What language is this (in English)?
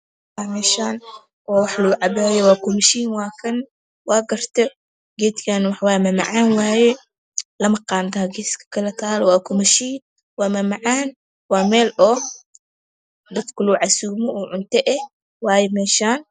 Somali